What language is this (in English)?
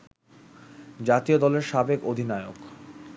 Bangla